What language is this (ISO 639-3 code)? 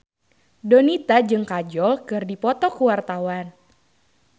sun